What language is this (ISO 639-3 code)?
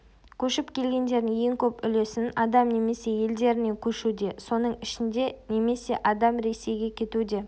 kaz